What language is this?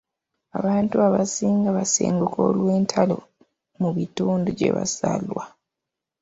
Ganda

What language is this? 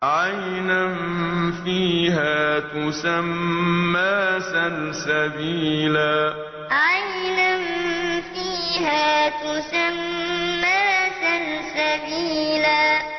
Arabic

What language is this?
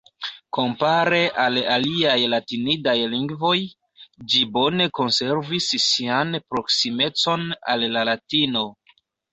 Esperanto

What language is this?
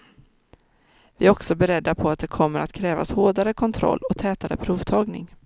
Swedish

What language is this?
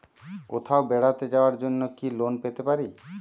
Bangla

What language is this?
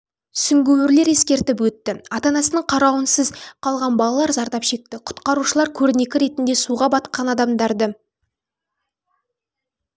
Kazakh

